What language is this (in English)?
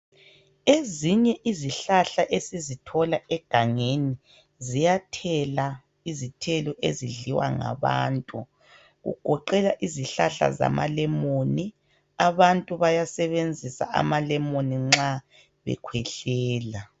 North Ndebele